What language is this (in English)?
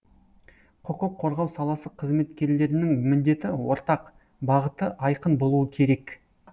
Kazakh